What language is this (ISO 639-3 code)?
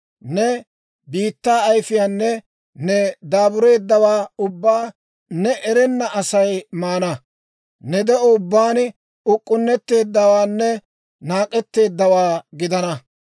dwr